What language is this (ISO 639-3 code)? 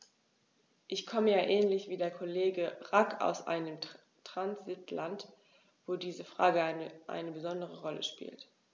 deu